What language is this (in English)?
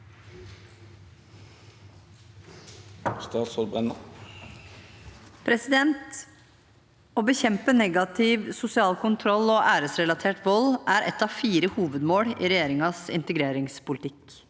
Norwegian